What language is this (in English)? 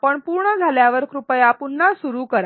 Marathi